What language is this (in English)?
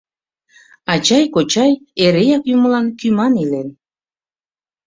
Mari